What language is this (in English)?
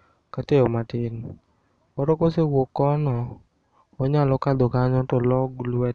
Luo (Kenya and Tanzania)